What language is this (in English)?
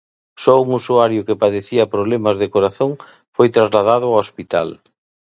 Galician